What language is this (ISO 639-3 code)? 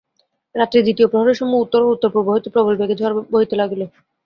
ben